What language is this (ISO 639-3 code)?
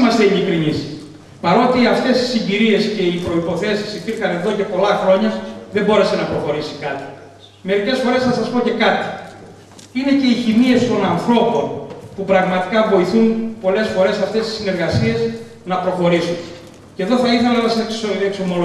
ell